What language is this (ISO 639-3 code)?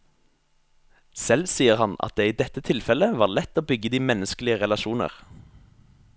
nor